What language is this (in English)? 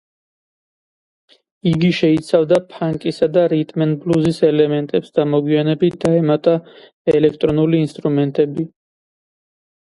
Georgian